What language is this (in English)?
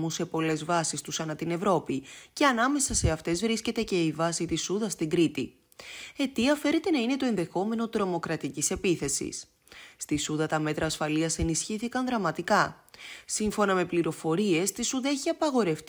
Greek